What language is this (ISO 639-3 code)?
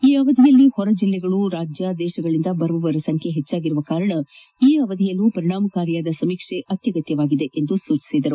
kan